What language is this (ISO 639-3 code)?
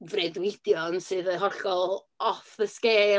cym